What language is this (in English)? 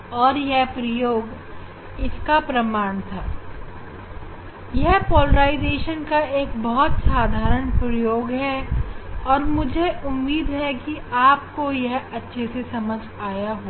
Hindi